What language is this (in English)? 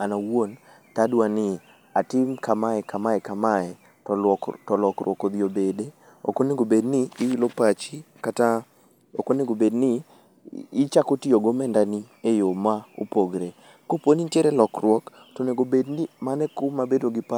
Luo (Kenya and Tanzania)